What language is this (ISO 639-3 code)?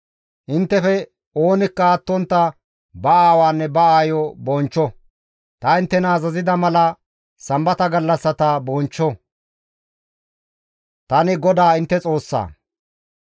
gmv